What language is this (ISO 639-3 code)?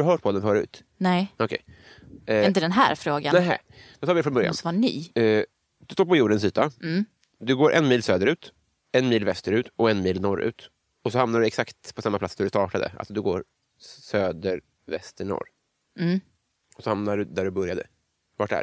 swe